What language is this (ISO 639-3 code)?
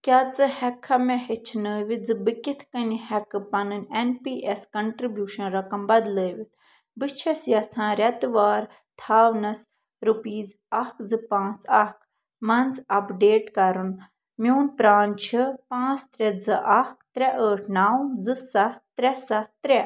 kas